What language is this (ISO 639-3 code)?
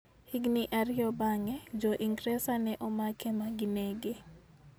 luo